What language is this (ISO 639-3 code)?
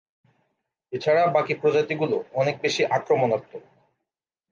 ben